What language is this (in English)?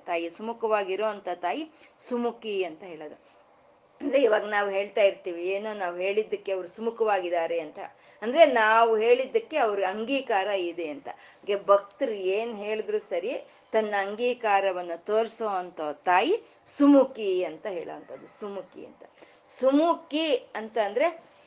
Kannada